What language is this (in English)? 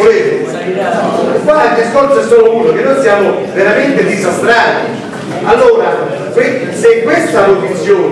Italian